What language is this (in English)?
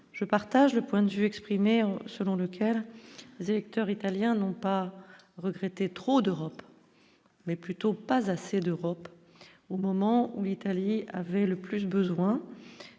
French